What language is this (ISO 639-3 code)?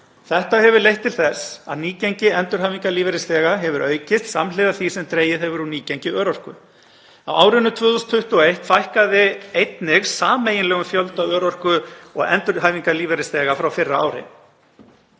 isl